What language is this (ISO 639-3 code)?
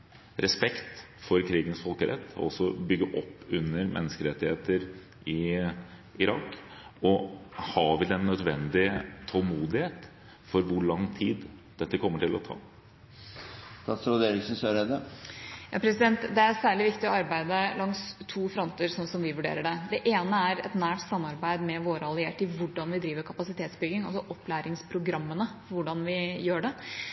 nob